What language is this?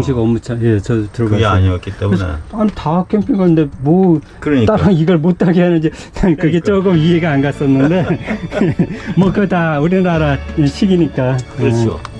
Korean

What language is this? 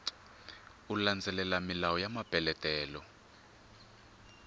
Tsonga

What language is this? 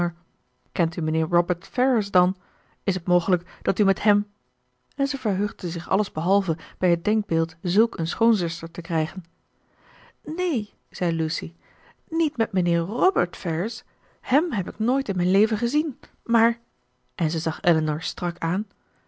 Dutch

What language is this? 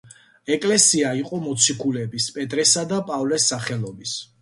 Georgian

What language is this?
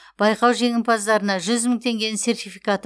Kazakh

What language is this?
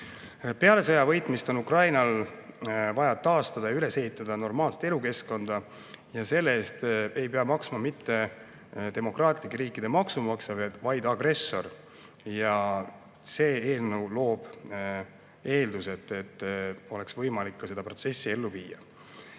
Estonian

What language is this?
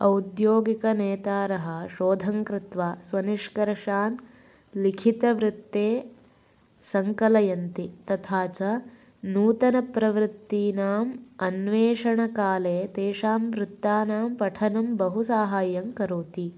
Sanskrit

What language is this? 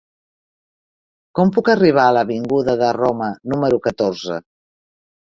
Catalan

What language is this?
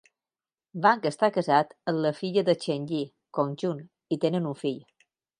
Catalan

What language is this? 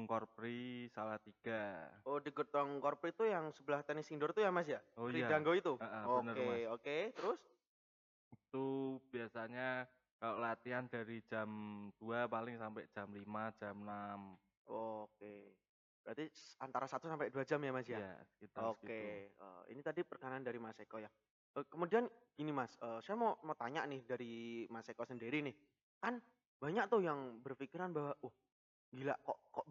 Indonesian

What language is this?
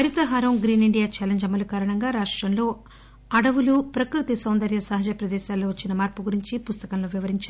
Telugu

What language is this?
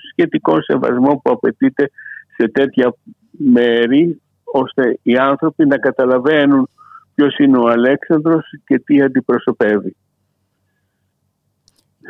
Greek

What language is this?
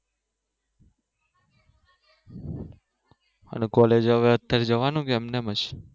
Gujarati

